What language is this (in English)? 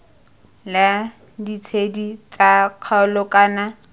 Tswana